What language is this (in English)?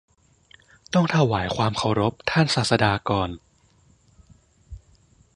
Thai